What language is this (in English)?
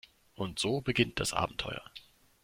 German